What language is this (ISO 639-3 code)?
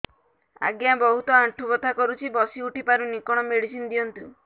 ori